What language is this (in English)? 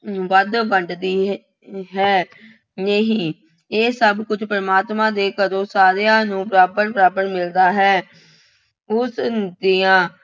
Punjabi